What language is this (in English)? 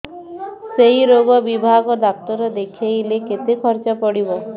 Odia